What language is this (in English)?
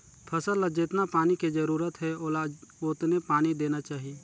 Chhattisgarhi